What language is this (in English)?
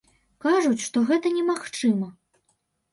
Belarusian